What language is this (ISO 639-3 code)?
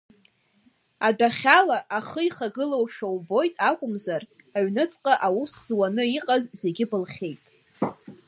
abk